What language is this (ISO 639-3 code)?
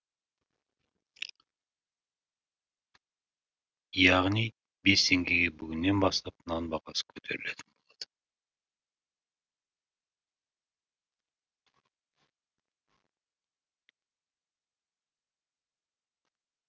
kaz